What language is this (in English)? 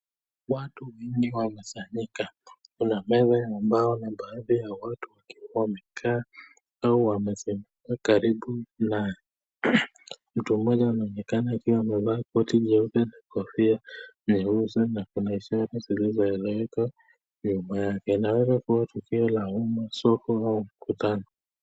Swahili